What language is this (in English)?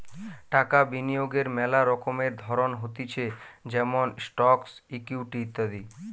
Bangla